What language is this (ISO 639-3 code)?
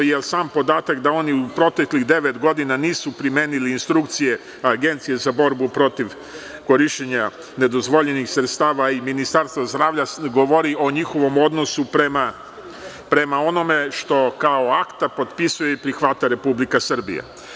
srp